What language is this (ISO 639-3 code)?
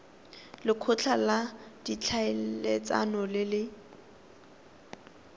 tsn